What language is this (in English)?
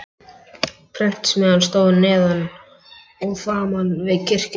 Icelandic